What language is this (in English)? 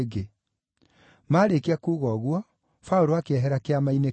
Kikuyu